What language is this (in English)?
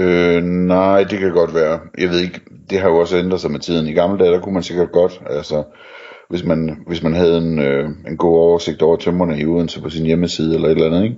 Danish